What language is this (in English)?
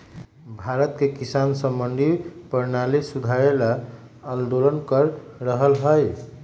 Magahi